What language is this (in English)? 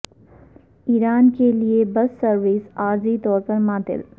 Urdu